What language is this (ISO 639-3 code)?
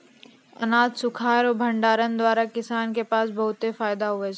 mai